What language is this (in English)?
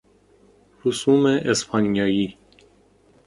Persian